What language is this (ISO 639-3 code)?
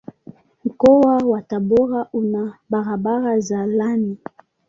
swa